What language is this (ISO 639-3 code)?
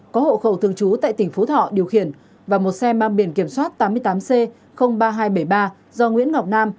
vie